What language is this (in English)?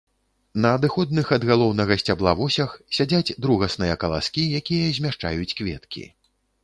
Belarusian